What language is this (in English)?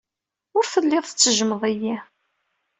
Kabyle